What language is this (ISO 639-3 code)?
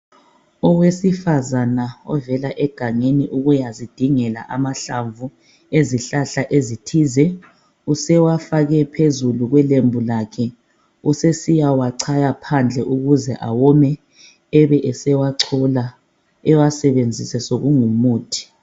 nde